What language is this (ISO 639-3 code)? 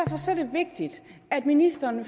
dan